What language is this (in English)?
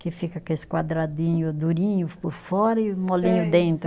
Portuguese